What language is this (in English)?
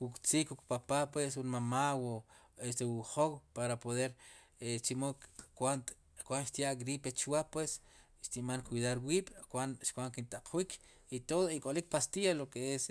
Sipacapense